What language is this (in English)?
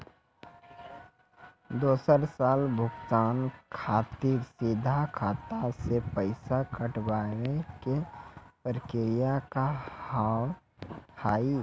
Maithili